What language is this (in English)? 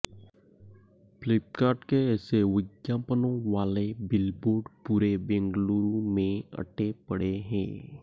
Hindi